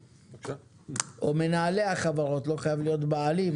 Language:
Hebrew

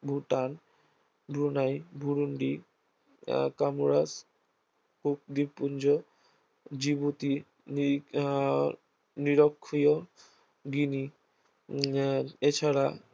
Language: Bangla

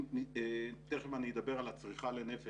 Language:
Hebrew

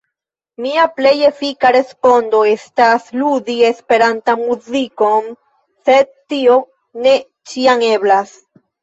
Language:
Esperanto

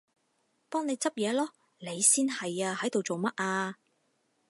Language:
Cantonese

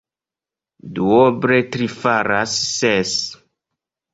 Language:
Esperanto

